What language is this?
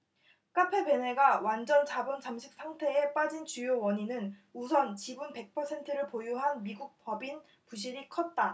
Korean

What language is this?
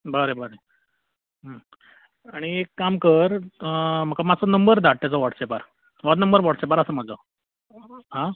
Konkani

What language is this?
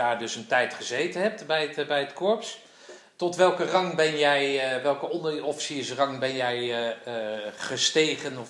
Dutch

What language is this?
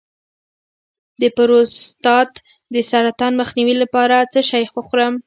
Pashto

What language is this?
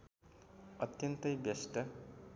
Nepali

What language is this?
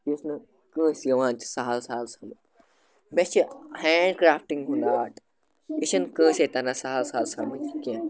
Kashmiri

